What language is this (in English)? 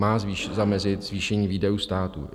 Czech